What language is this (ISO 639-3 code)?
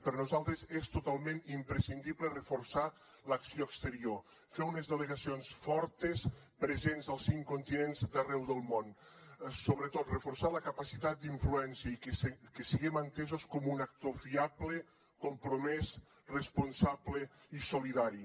cat